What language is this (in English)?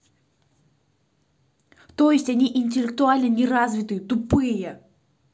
Russian